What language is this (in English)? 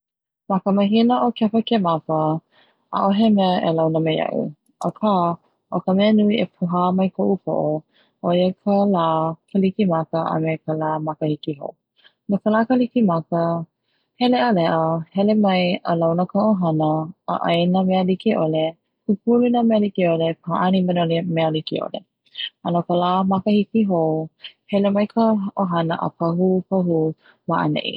Hawaiian